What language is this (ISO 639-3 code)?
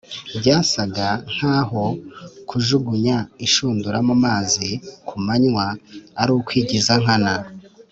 kin